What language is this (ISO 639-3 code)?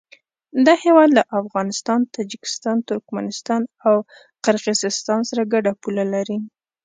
pus